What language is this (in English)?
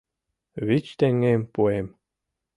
Mari